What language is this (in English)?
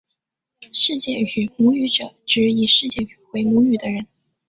Chinese